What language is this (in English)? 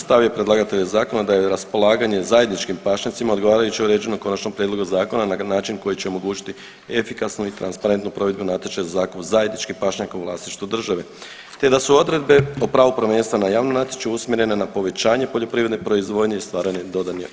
Croatian